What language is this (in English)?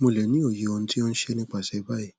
Yoruba